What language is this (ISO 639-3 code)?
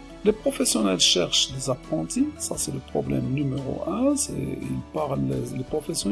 fra